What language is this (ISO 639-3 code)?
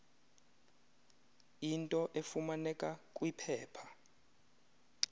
xho